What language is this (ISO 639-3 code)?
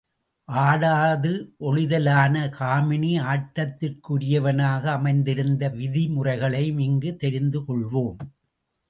tam